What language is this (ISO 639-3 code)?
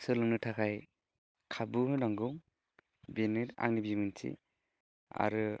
brx